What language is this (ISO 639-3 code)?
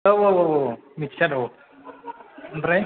brx